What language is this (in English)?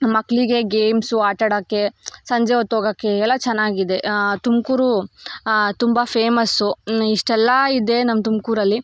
Kannada